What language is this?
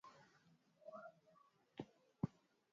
Swahili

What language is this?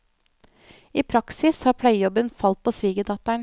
Norwegian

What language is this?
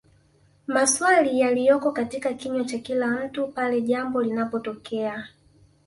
Swahili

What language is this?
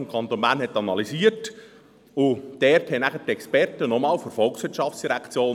Swiss German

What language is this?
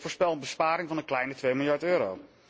Dutch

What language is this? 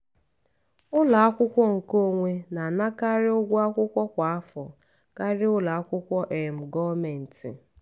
Igbo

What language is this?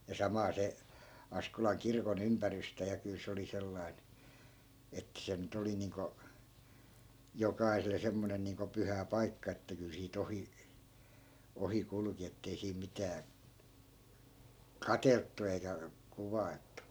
Finnish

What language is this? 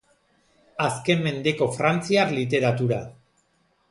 Basque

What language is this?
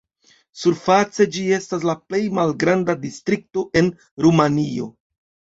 Esperanto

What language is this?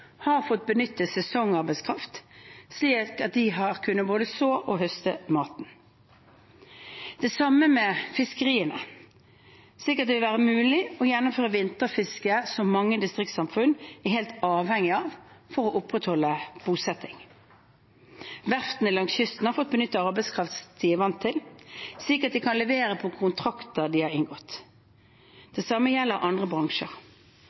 Norwegian Bokmål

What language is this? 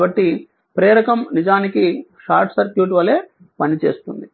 Telugu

